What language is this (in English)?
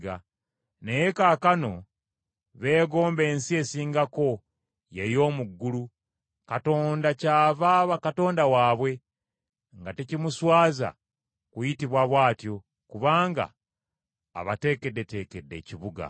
Ganda